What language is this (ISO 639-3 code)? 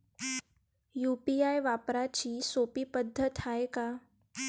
mar